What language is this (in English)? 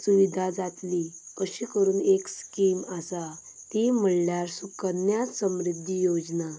Konkani